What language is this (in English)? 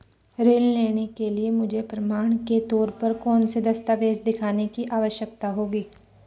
Hindi